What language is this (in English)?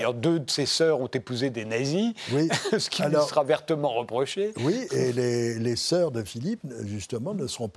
French